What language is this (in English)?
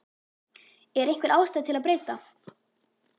Icelandic